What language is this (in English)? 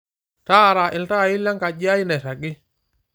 Masai